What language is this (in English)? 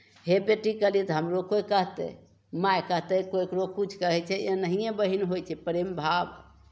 Maithili